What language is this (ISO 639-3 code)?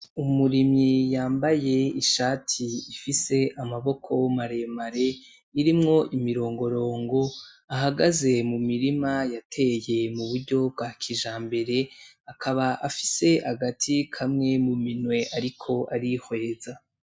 run